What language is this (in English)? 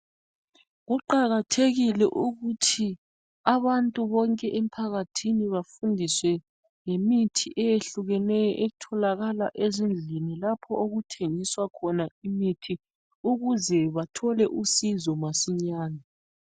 North Ndebele